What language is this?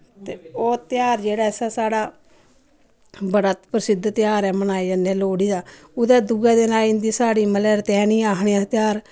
Dogri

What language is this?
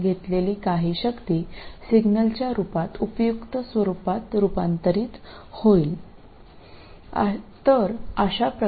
Malayalam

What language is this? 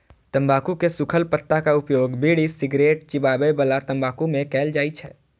Maithili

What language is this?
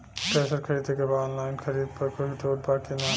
Bhojpuri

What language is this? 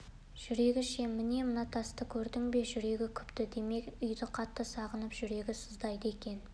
Kazakh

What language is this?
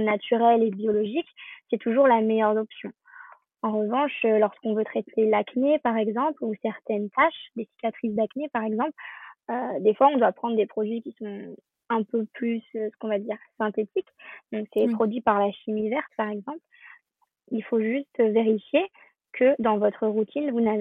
French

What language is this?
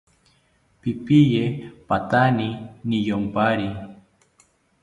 South Ucayali Ashéninka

